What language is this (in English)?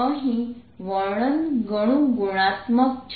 Gujarati